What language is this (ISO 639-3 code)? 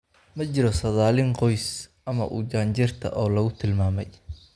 som